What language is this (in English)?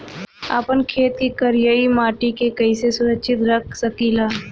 Bhojpuri